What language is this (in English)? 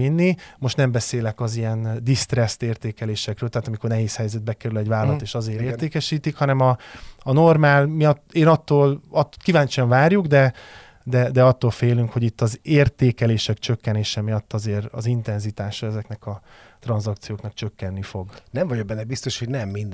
Hungarian